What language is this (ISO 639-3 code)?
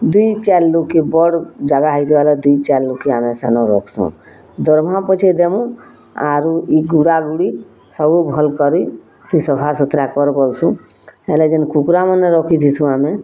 ori